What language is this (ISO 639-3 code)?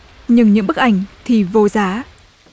vie